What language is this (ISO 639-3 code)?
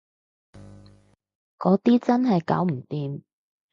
yue